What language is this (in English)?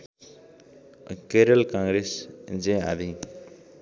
Nepali